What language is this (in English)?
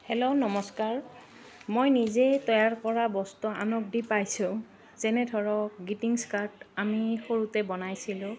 Assamese